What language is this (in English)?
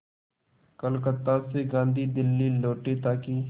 Hindi